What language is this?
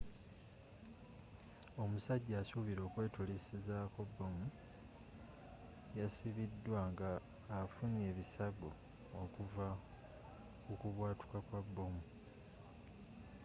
Ganda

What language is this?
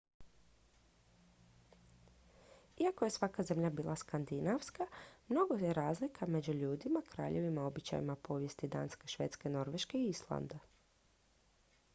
Croatian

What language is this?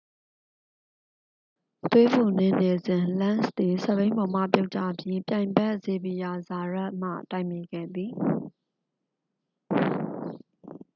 Burmese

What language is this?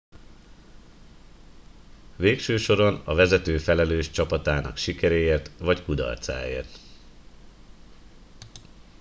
Hungarian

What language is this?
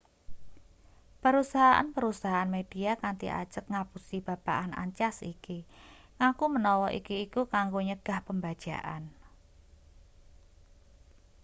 Javanese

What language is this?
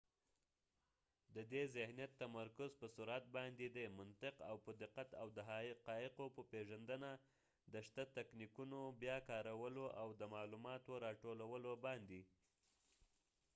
Pashto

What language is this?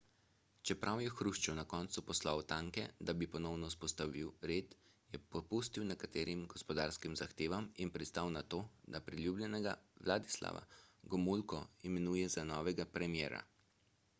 Slovenian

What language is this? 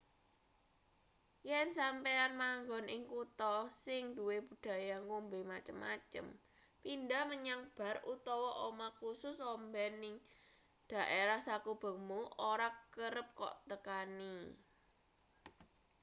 Javanese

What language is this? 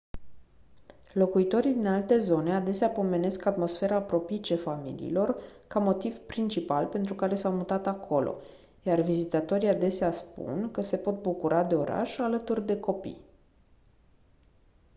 Romanian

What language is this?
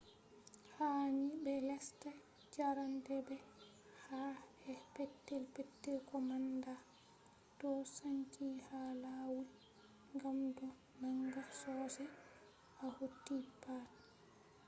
Fula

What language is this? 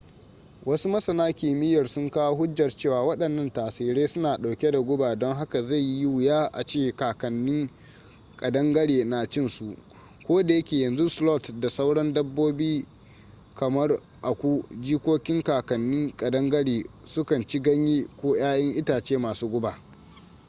Hausa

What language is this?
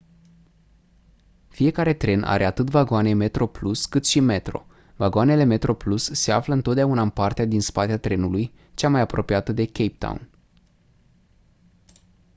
Romanian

